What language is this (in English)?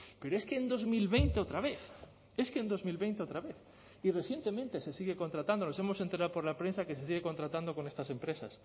Spanish